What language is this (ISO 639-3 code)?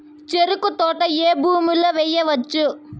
tel